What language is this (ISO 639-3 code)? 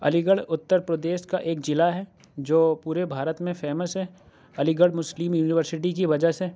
urd